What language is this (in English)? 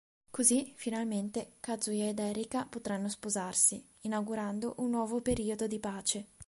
Italian